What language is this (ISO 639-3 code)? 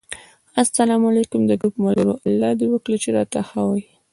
pus